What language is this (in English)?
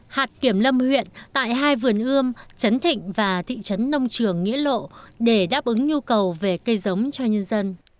Vietnamese